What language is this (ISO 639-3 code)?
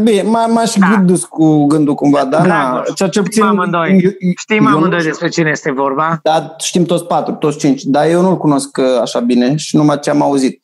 ron